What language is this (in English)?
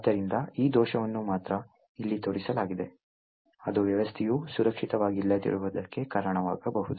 Kannada